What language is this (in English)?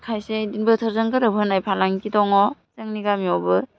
Bodo